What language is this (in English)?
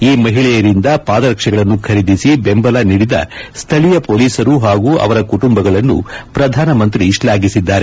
Kannada